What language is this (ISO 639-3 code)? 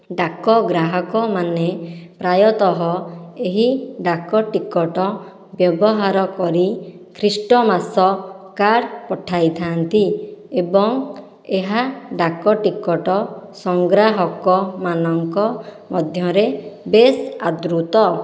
ori